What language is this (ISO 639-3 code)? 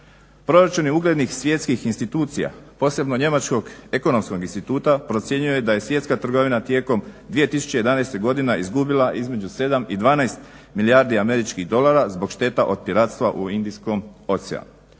hrv